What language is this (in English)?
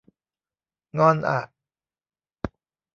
Thai